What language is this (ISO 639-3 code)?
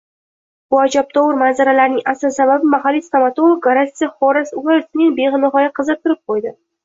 uzb